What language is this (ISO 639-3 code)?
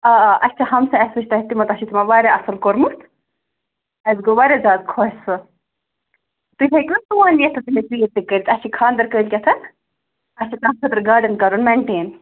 kas